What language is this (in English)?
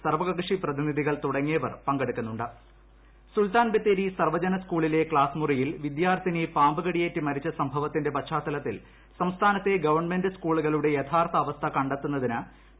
Malayalam